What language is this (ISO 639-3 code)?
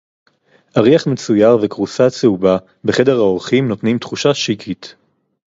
heb